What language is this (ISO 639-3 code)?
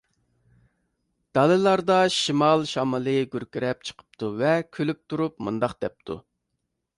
uig